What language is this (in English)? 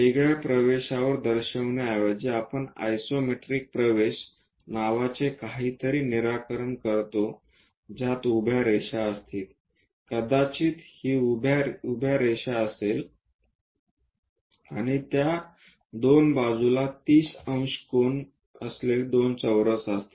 Marathi